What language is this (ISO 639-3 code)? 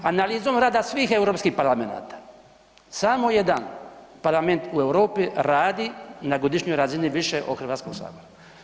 hrv